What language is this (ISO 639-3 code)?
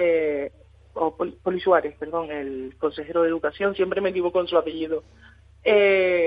spa